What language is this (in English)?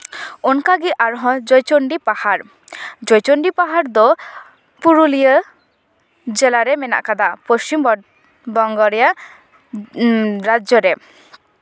Santali